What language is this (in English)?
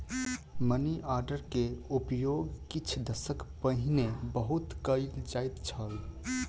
Maithili